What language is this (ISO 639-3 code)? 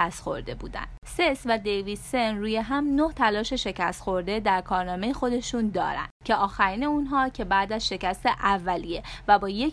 fas